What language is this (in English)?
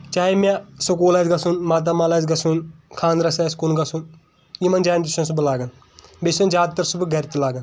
Kashmiri